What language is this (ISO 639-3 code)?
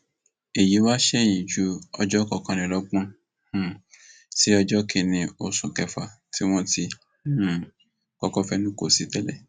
yor